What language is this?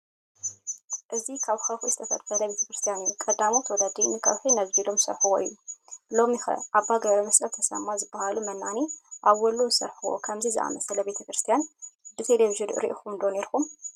Tigrinya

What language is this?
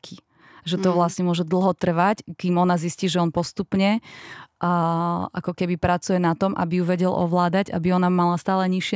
Slovak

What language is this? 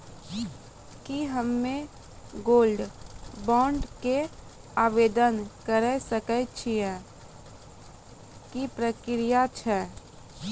Maithili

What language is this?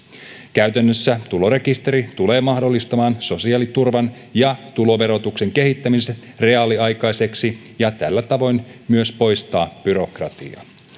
Finnish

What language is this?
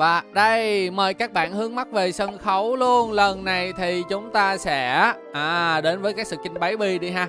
Vietnamese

